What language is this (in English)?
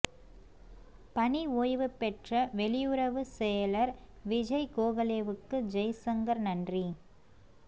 Tamil